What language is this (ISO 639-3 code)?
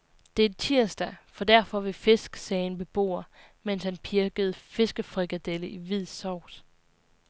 dan